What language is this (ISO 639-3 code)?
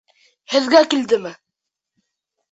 bak